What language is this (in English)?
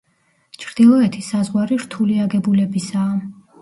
Georgian